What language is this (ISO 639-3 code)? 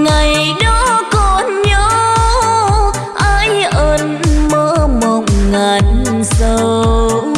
vie